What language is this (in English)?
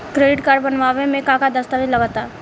Bhojpuri